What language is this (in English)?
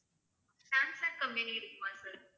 Tamil